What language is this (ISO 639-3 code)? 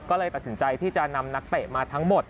tha